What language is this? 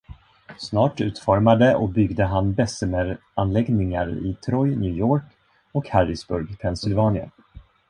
Swedish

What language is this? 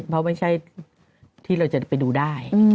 Thai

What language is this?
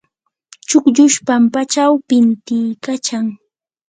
Yanahuanca Pasco Quechua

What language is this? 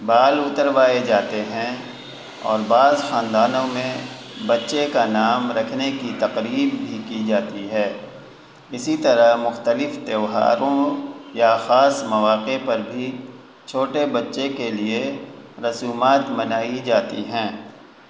Urdu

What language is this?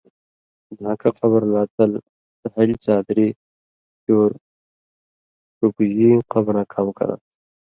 Indus Kohistani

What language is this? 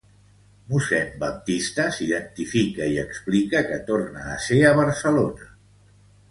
Catalan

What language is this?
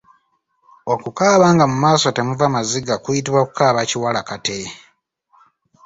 Ganda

